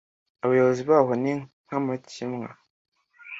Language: Kinyarwanda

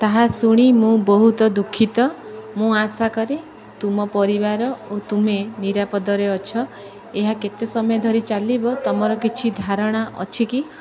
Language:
Odia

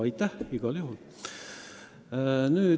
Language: Estonian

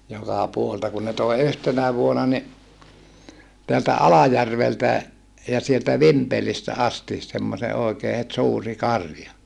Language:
Finnish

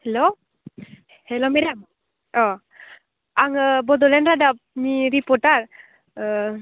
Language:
Bodo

